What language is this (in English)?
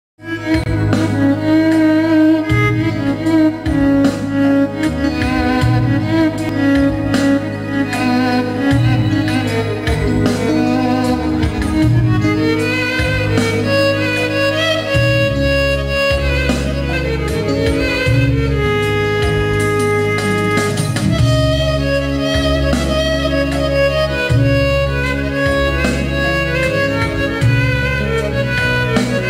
Turkish